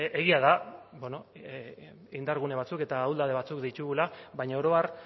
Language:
Basque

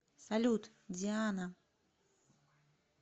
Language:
Russian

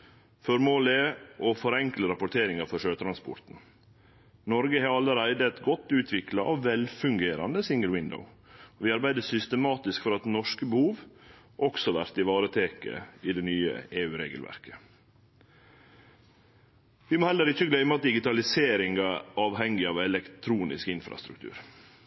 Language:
Norwegian Nynorsk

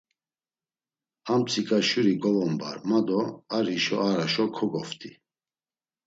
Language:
Laz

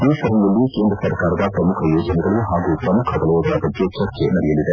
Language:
Kannada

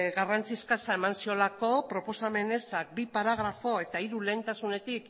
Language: Basque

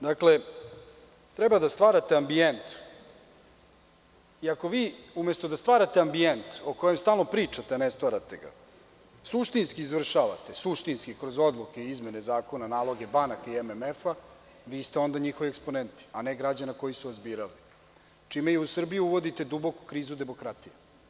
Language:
Serbian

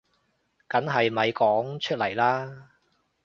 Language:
Cantonese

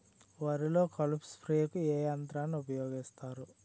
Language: Telugu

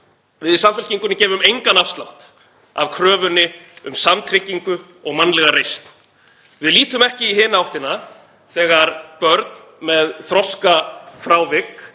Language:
Icelandic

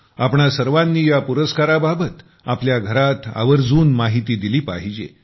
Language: Marathi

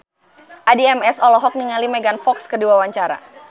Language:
Sundanese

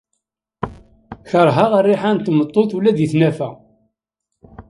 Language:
Kabyle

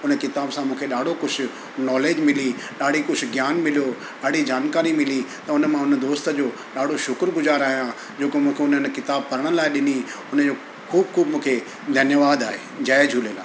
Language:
Sindhi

